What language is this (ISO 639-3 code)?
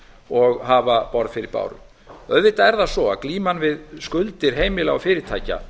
isl